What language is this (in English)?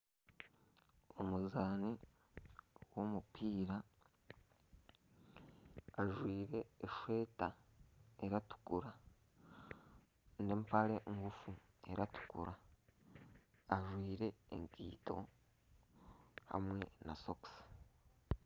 Nyankole